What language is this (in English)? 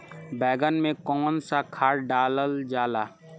Bhojpuri